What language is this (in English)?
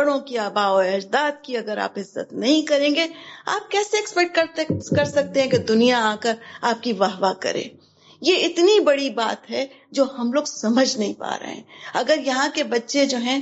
Urdu